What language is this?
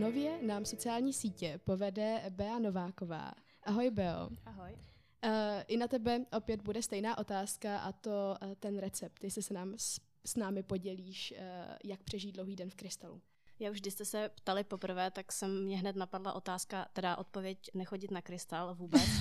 Czech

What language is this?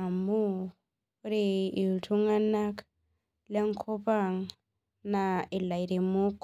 Masai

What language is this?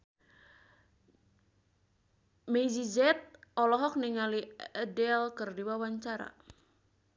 Sundanese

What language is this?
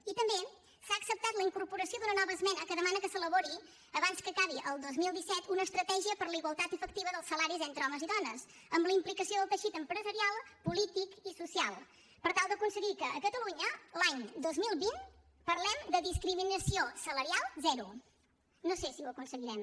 Catalan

